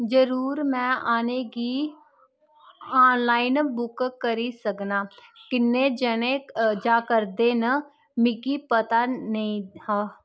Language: Dogri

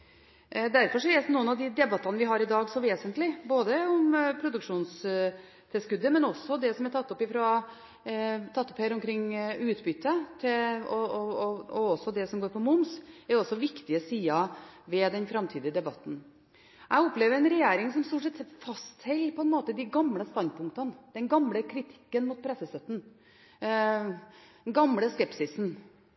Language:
Norwegian Bokmål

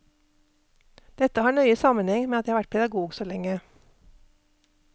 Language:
Norwegian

